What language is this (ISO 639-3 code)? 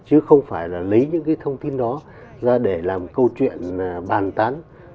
vie